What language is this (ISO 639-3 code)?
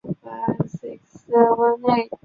zho